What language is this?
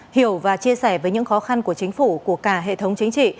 Vietnamese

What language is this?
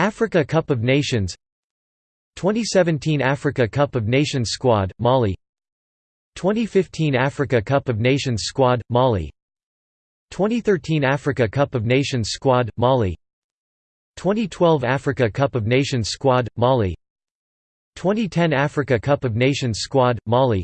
English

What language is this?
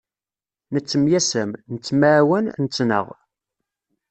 Kabyle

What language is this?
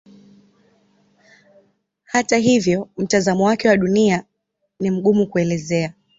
Swahili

